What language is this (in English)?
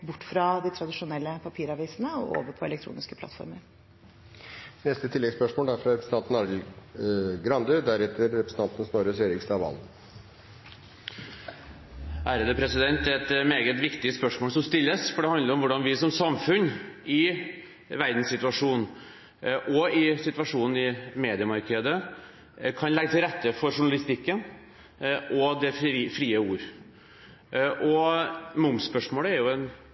Norwegian